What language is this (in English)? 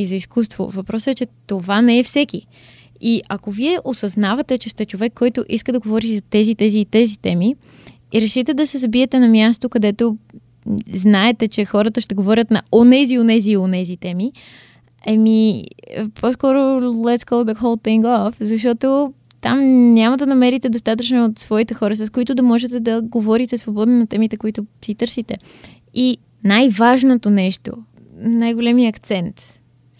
Bulgarian